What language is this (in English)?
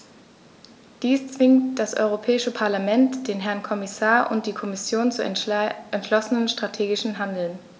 German